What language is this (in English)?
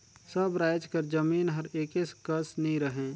Chhattisgarhi